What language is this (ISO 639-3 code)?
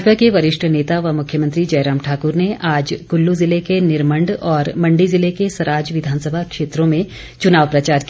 hin